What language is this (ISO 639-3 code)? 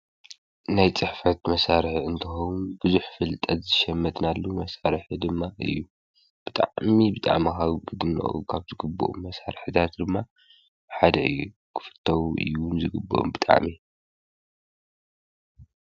tir